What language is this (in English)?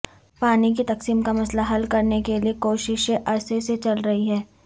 Urdu